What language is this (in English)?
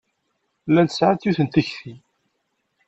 Kabyle